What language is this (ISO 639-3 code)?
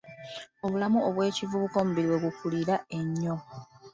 lug